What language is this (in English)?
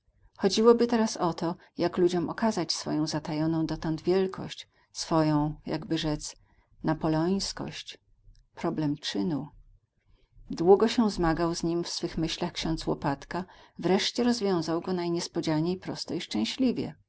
Polish